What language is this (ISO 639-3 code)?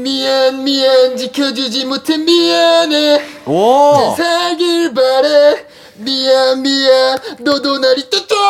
kor